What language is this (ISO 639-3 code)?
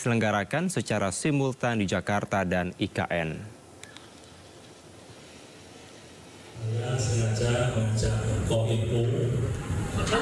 ind